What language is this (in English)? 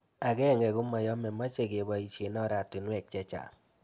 Kalenjin